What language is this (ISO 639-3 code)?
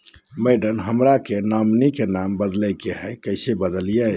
mag